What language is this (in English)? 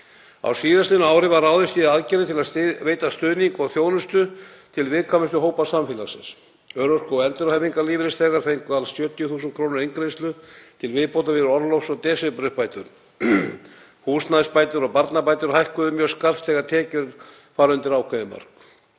Icelandic